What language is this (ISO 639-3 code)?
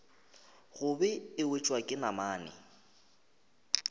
nso